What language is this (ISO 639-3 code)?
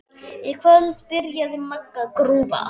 isl